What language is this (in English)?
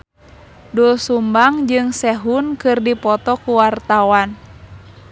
Sundanese